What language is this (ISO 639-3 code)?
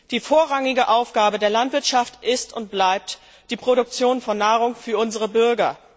deu